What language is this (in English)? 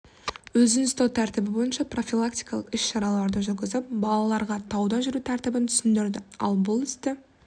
Kazakh